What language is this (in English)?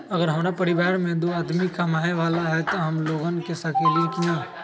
Magahi